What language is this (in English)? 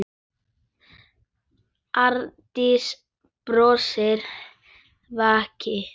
Icelandic